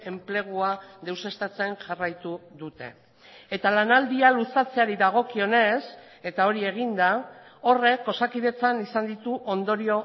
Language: Basque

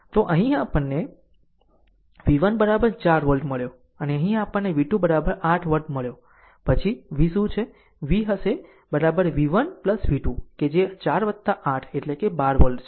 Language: Gujarati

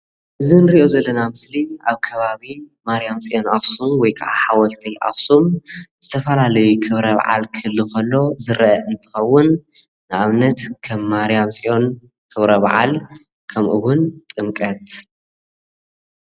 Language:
Tigrinya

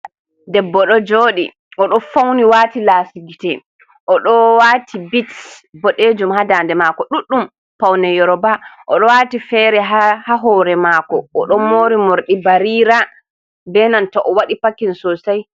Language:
Fula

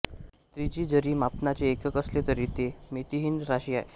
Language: Marathi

